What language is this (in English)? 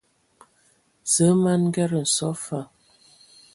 Ewondo